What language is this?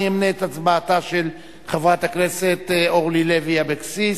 Hebrew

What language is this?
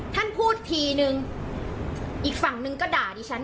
Thai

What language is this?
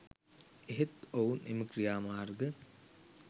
Sinhala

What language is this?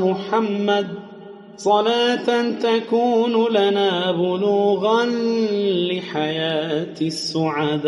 Arabic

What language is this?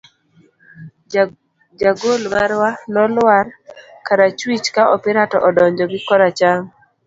Luo (Kenya and Tanzania)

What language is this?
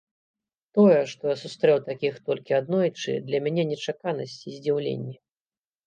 Belarusian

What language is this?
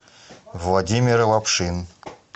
Russian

